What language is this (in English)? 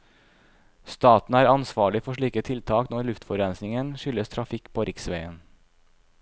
Norwegian